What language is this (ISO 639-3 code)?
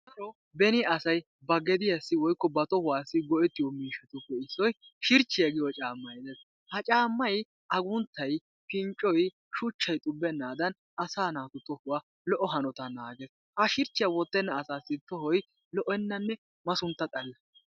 wal